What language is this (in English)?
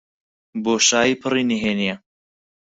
Central Kurdish